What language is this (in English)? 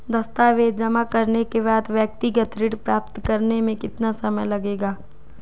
Hindi